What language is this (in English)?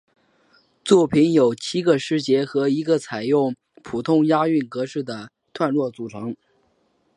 Chinese